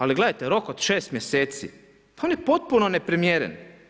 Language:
Croatian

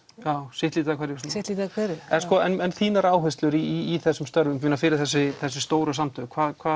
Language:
Icelandic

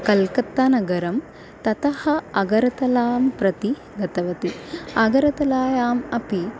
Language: Sanskrit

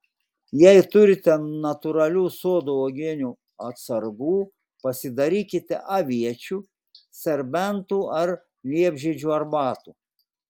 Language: Lithuanian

